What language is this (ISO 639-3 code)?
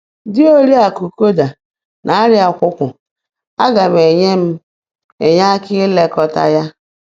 ibo